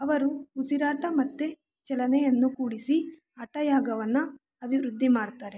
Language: Kannada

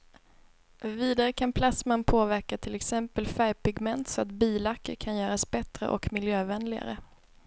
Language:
Swedish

